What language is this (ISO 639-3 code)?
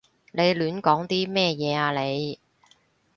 yue